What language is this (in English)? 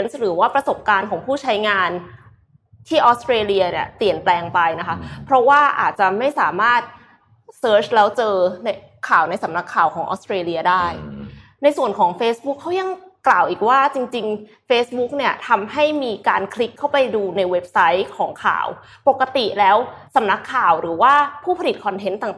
Thai